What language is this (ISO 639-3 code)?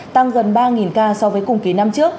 vie